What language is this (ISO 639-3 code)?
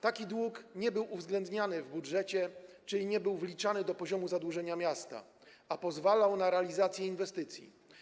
pol